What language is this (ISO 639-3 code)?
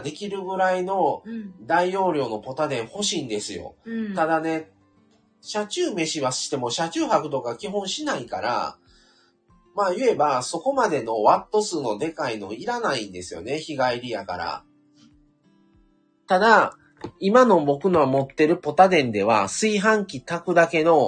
jpn